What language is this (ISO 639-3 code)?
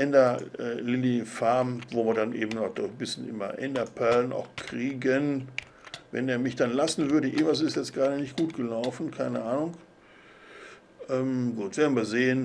deu